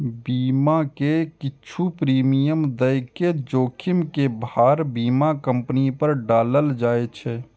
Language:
Maithili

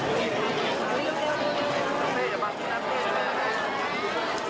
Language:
Thai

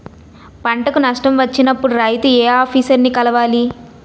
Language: Telugu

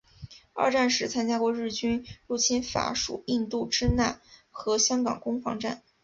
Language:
Chinese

